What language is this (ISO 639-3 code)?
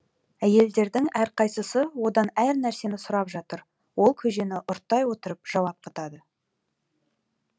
kaz